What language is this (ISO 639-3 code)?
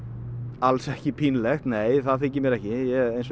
isl